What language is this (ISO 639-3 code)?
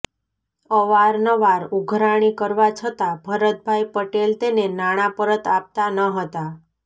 guj